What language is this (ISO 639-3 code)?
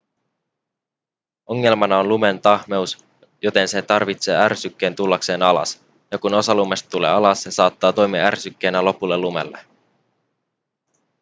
fin